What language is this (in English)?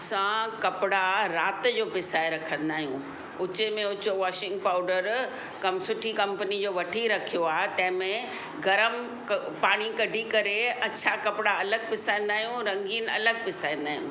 Sindhi